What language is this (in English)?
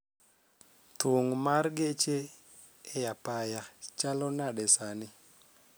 Luo (Kenya and Tanzania)